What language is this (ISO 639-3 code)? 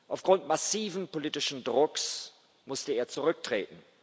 deu